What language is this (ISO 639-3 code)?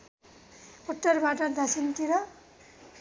nep